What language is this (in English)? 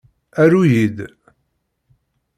Kabyle